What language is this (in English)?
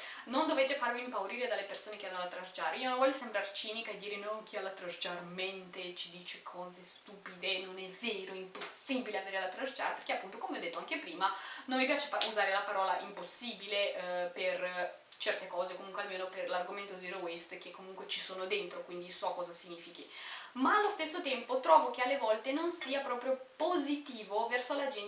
Italian